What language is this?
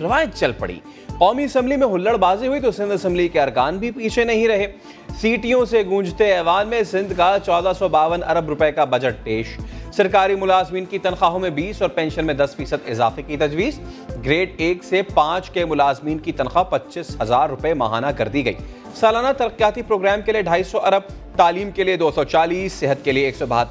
Urdu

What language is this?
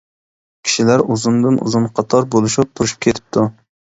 Uyghur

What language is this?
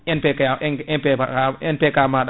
Fula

